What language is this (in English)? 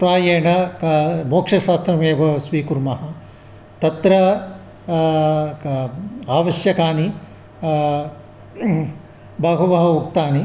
Sanskrit